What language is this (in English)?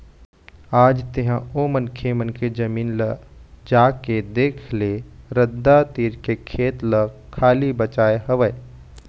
Chhattisgarhi